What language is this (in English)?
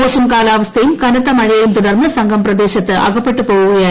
Malayalam